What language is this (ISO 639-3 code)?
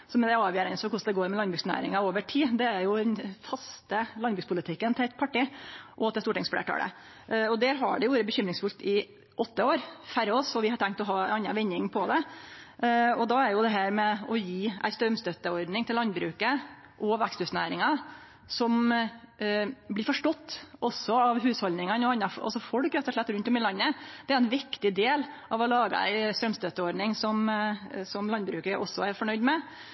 nno